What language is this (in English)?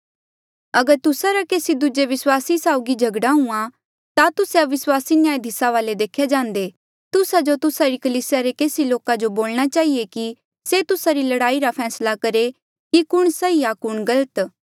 Mandeali